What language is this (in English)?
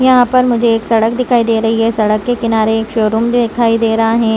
Hindi